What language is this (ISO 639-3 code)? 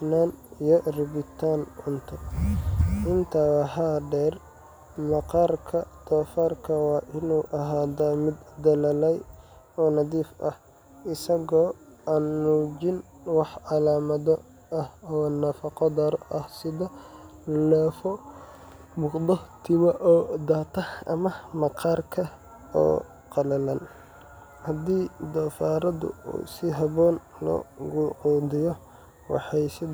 som